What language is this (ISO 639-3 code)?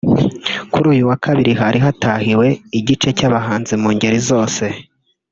kin